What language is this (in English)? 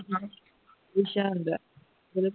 Punjabi